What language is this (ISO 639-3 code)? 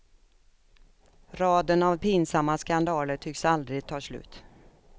swe